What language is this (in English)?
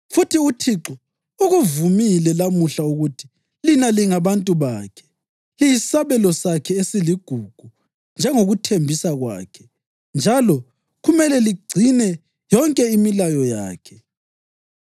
North Ndebele